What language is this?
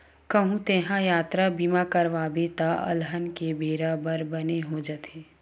Chhattisgarhi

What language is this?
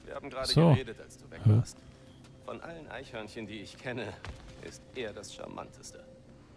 German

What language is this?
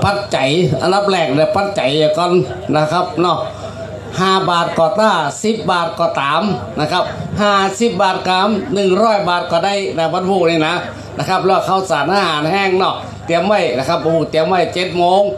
Thai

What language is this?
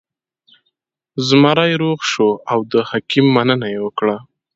Pashto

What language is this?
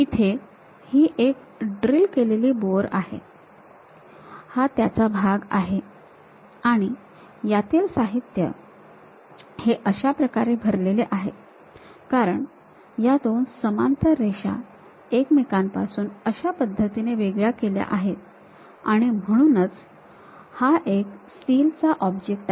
Marathi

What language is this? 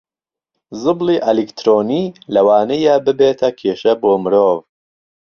Central Kurdish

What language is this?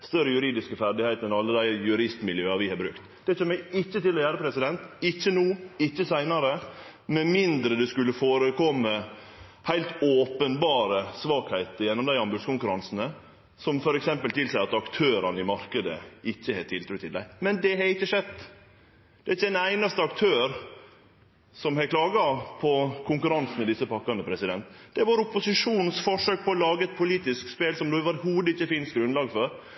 Norwegian Nynorsk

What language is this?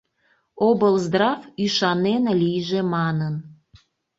Mari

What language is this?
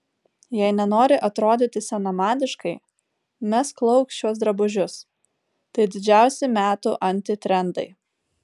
Lithuanian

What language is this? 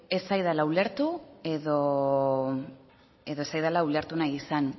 Basque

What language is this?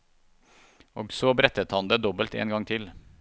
Norwegian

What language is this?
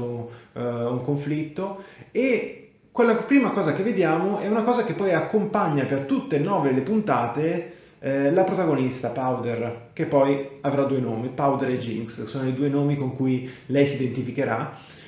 Italian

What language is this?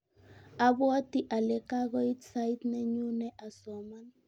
Kalenjin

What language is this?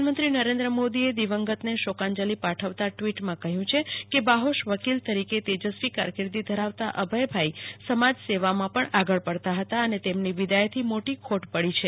Gujarati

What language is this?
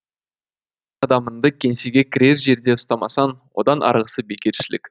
Kazakh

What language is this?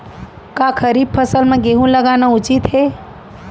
Chhattisgarhi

